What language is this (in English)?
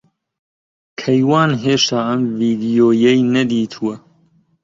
Central Kurdish